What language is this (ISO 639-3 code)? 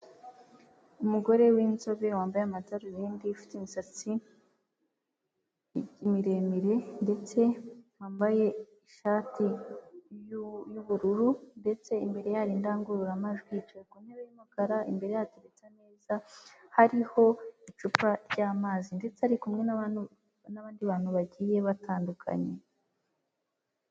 kin